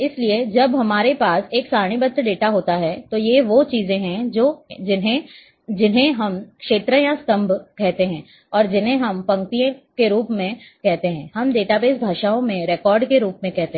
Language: Hindi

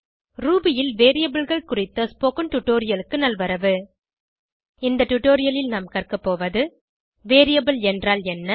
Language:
Tamil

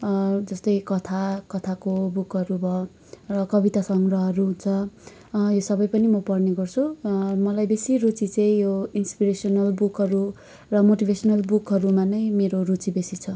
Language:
Nepali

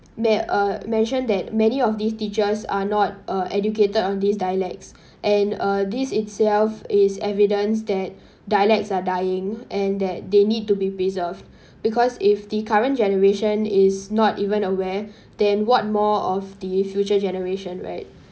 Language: English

